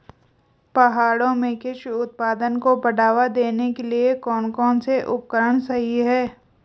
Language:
Hindi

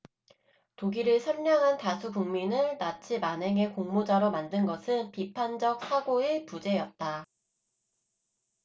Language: Korean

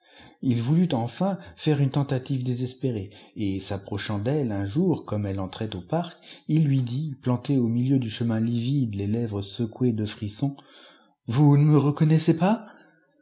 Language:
French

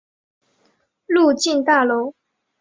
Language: Chinese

